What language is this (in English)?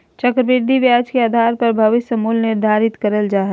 Magahi